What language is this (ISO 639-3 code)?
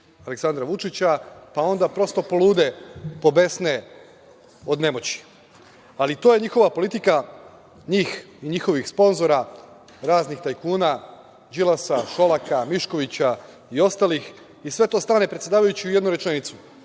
srp